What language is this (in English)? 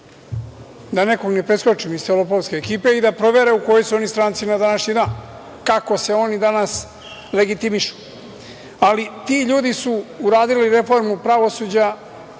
Serbian